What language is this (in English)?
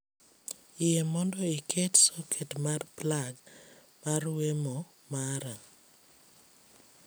Luo (Kenya and Tanzania)